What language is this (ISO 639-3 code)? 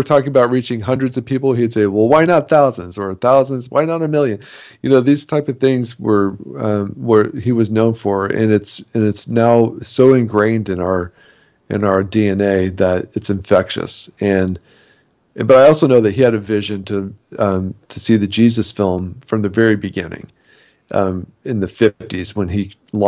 eng